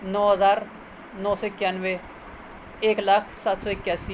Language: Urdu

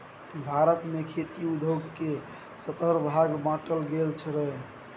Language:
Maithili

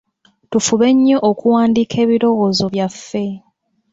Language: Ganda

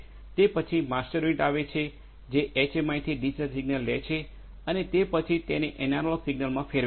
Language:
Gujarati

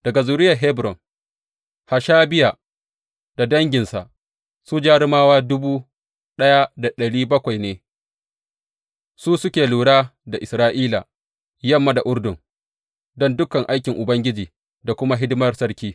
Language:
Hausa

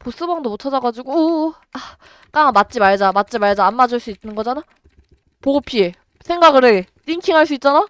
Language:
Korean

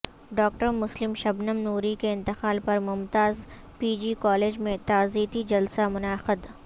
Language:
Urdu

